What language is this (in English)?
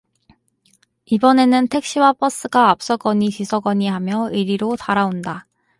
Korean